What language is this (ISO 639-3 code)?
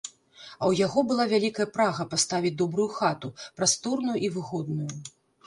bel